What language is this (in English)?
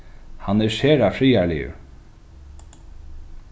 Faroese